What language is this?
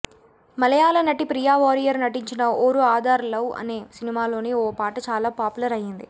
Telugu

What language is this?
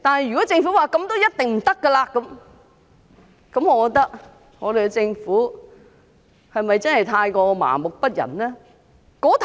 Cantonese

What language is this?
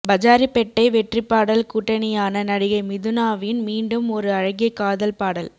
Tamil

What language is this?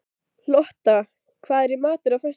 Icelandic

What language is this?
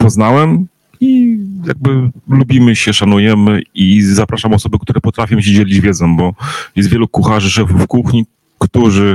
Polish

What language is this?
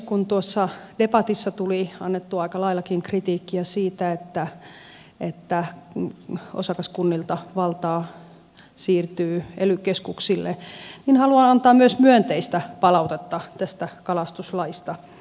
Finnish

